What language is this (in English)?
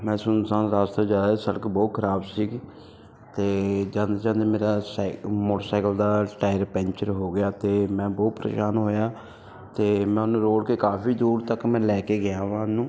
Punjabi